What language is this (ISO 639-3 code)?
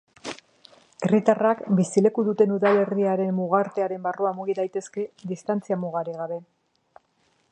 eus